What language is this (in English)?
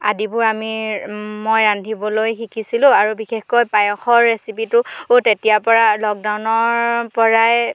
Assamese